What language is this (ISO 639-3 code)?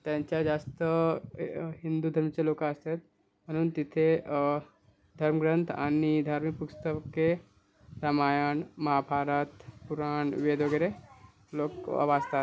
mar